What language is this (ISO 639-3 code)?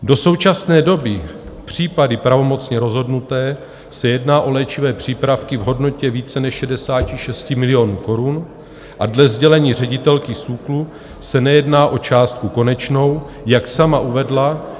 ces